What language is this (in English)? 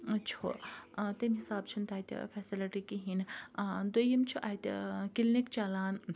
Kashmiri